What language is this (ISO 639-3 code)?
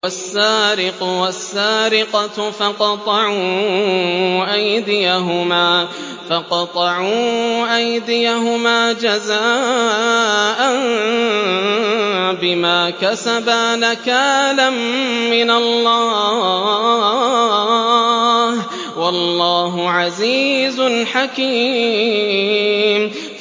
ara